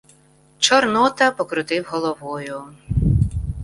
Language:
Ukrainian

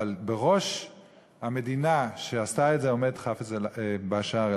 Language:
Hebrew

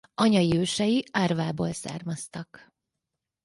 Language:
Hungarian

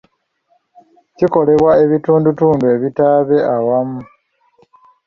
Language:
Ganda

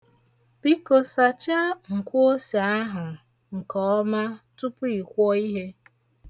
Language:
Igbo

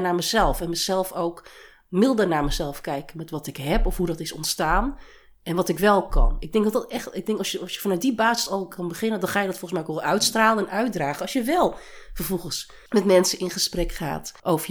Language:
Dutch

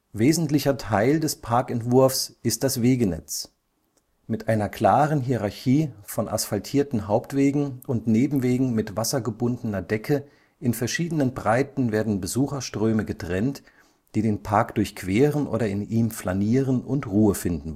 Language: German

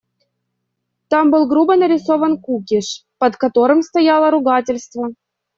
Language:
Russian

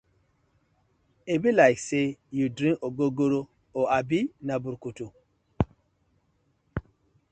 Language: Nigerian Pidgin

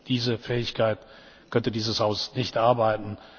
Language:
German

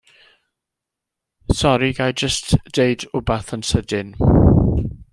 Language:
Welsh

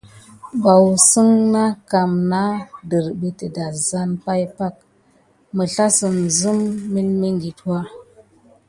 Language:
Gidar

